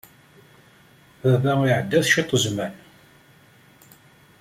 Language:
Kabyle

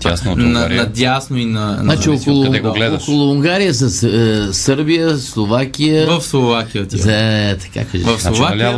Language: Bulgarian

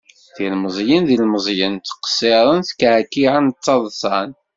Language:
Kabyle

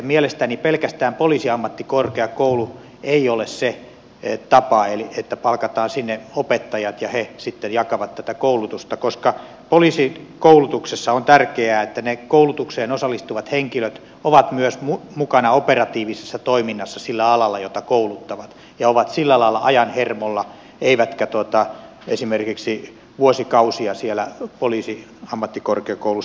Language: Finnish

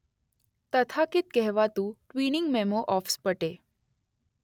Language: Gujarati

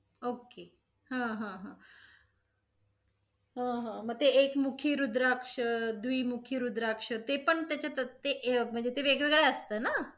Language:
Marathi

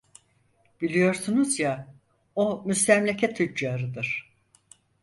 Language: Turkish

